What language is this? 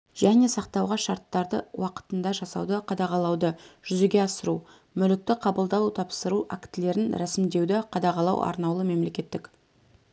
Kazakh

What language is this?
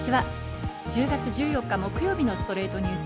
Japanese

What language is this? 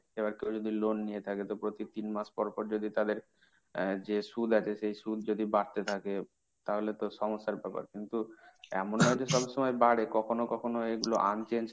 Bangla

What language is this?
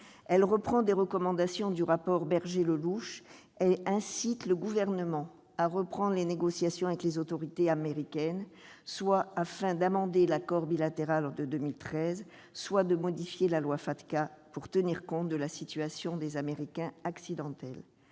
French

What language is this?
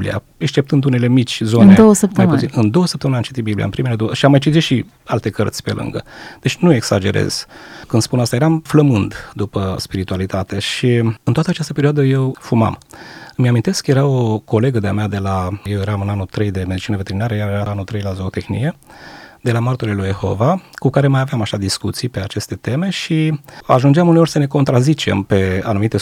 Romanian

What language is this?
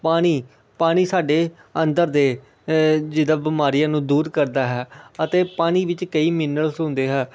Punjabi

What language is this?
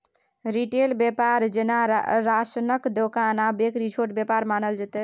Maithili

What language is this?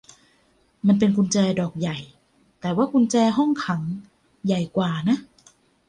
Thai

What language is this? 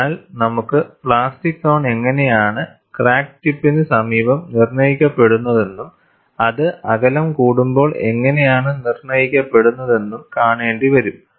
Malayalam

